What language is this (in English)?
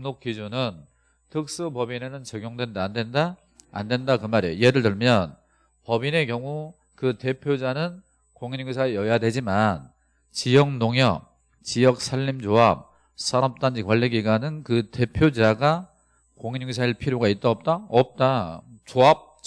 Korean